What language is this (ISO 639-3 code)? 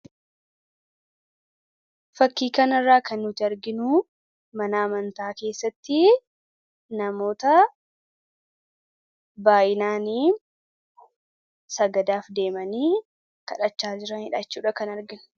orm